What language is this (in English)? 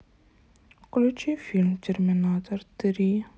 Russian